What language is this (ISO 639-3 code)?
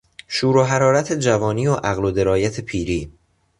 fas